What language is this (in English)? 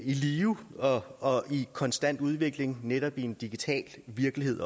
Danish